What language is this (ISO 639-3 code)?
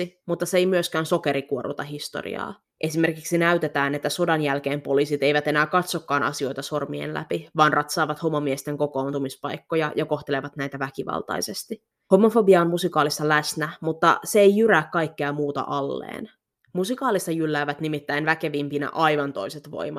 fin